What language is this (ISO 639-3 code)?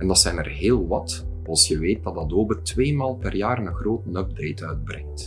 nld